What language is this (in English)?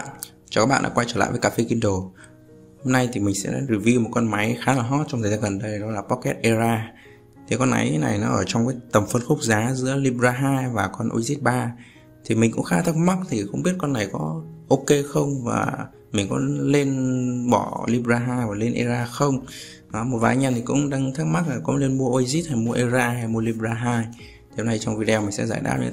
Vietnamese